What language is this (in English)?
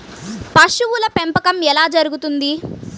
Telugu